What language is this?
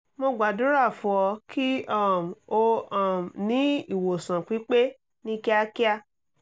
Yoruba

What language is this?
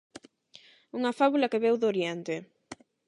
Galician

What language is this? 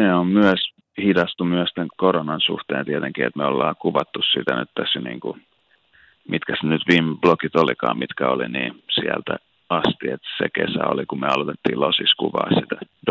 Finnish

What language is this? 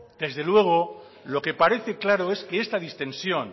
Spanish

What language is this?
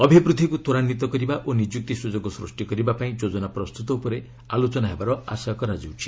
Odia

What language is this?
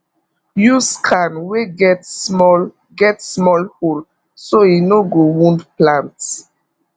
Nigerian Pidgin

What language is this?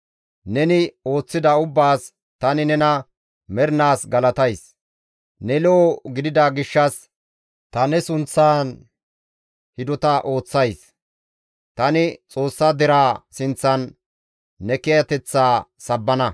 Gamo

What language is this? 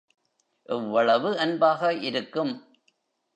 Tamil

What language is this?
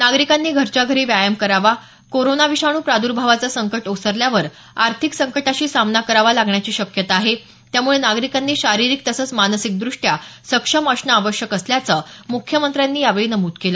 Marathi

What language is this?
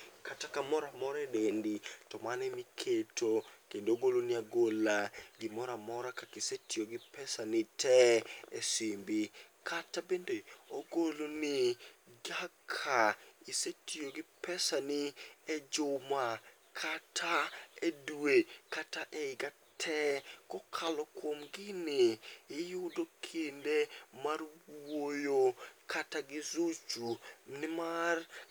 Luo (Kenya and Tanzania)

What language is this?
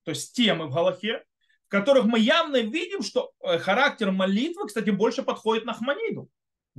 Russian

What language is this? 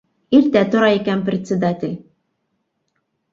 Bashkir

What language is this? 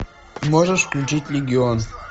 Russian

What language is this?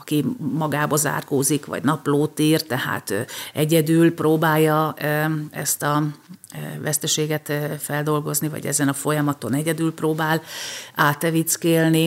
Hungarian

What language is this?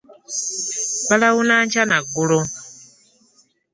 Ganda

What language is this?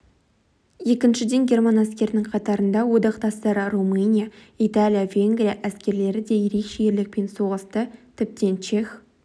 Kazakh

